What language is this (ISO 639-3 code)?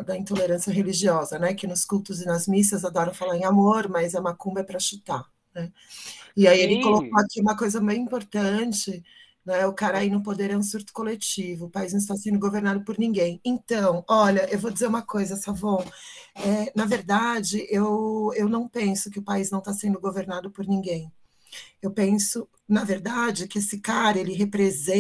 por